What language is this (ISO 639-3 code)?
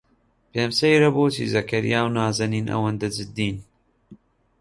ckb